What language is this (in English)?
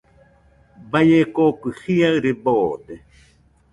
Nüpode Huitoto